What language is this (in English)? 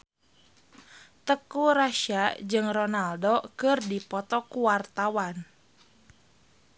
Sundanese